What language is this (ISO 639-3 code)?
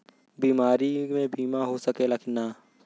bho